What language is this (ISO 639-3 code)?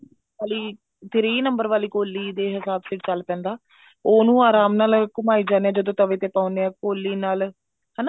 pan